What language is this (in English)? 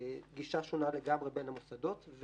Hebrew